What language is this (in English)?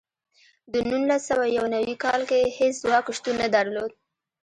Pashto